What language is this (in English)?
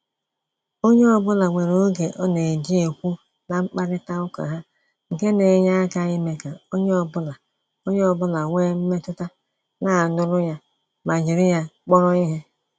Igbo